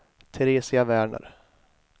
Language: Swedish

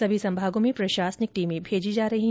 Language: Hindi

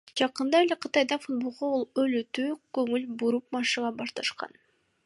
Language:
Kyrgyz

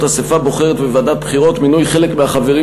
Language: Hebrew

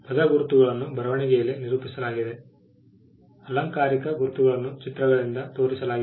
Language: Kannada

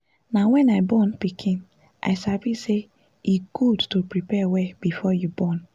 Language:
Nigerian Pidgin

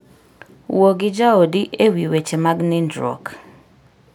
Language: Luo (Kenya and Tanzania)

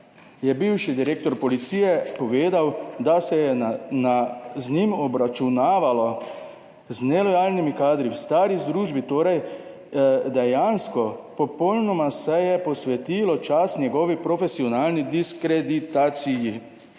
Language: Slovenian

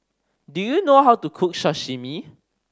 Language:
English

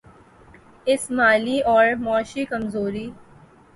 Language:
Urdu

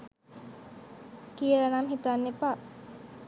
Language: Sinhala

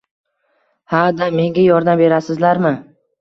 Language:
Uzbek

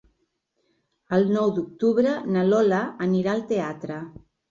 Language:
Catalan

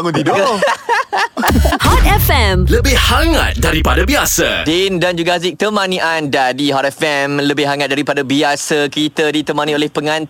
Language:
Malay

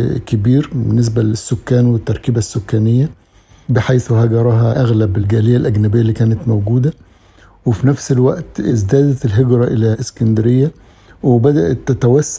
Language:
Arabic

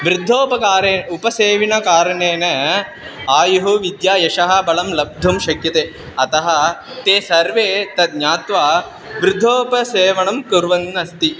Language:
Sanskrit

